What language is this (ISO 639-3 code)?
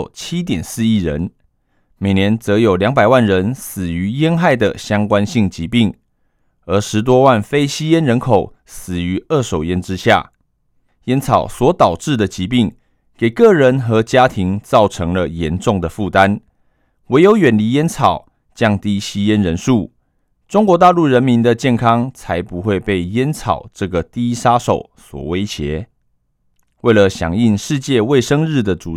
zho